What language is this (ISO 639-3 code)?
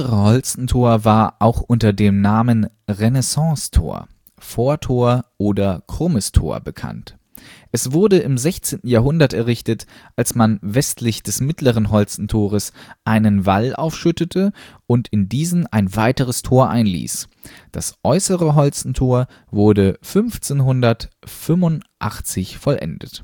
deu